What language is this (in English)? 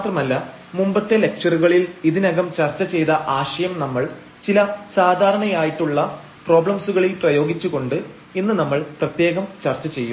Malayalam